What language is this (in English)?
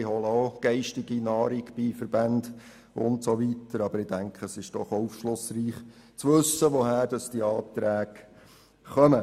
Swiss German